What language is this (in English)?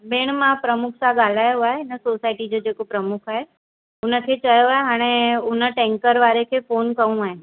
Sindhi